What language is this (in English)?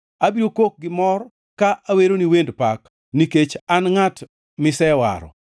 Luo (Kenya and Tanzania)